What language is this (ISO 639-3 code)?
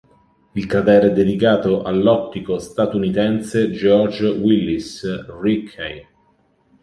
ita